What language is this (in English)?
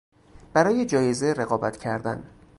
Persian